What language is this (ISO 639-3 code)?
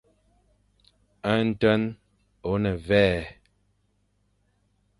fan